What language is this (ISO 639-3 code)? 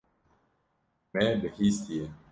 kur